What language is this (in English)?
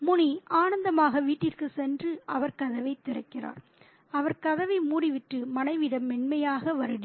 Tamil